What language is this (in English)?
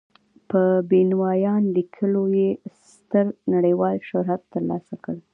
Pashto